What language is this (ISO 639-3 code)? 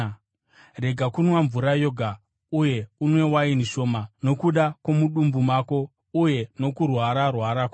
sna